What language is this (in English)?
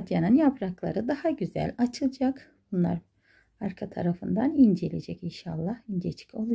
Turkish